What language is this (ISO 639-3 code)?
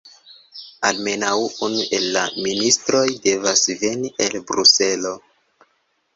epo